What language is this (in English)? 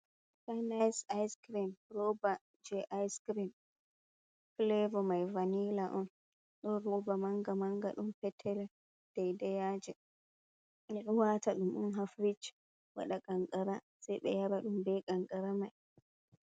Fula